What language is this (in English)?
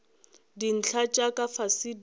Northern Sotho